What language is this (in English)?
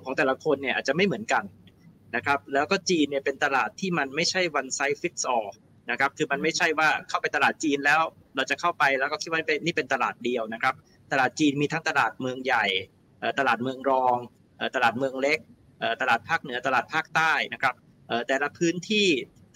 Thai